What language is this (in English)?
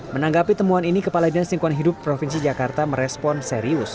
Indonesian